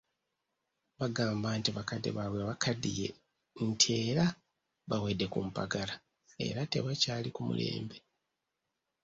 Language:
Ganda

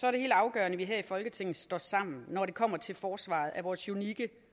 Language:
Danish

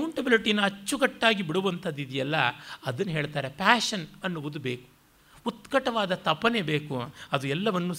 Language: Kannada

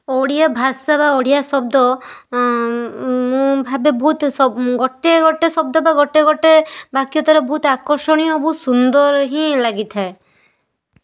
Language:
Odia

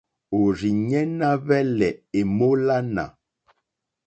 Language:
Mokpwe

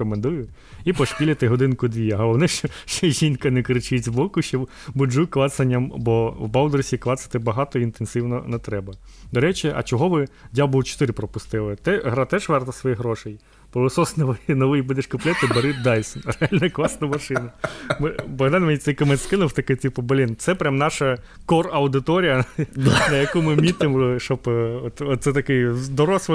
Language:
Ukrainian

